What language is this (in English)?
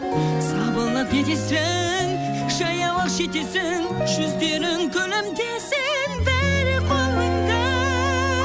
Kazakh